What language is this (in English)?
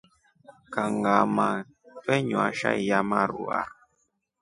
Rombo